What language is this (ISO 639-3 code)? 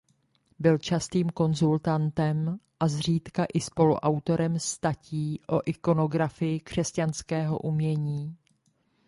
ces